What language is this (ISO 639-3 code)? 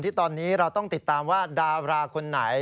tha